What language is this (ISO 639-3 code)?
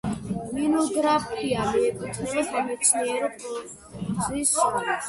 kat